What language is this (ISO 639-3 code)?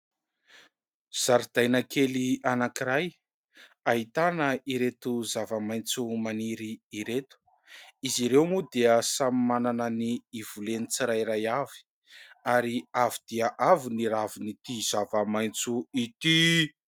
mlg